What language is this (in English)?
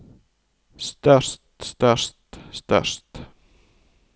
Norwegian